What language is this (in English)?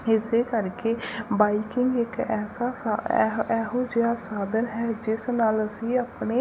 Punjabi